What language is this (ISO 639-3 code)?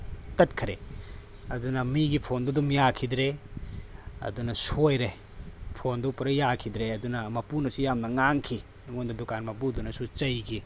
mni